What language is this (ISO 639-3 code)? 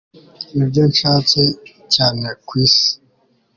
kin